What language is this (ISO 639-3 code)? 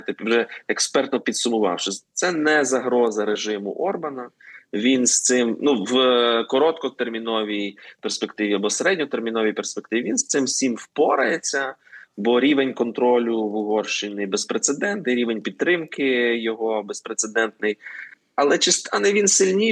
ukr